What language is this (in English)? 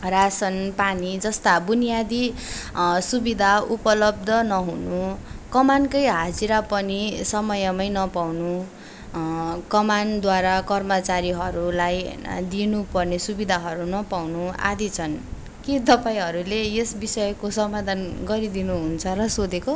Nepali